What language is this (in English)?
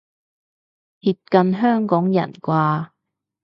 Cantonese